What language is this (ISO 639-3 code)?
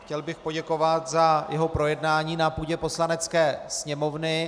ces